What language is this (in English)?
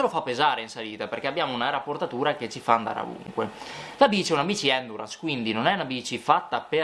Italian